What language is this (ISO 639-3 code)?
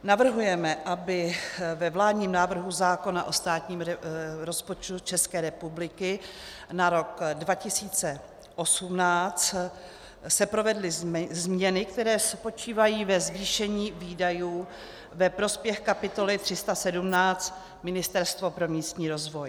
ces